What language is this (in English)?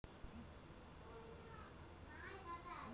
Bangla